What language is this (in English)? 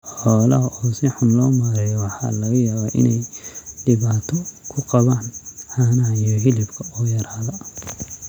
Somali